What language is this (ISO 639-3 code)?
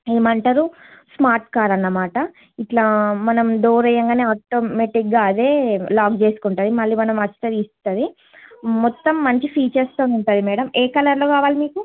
tel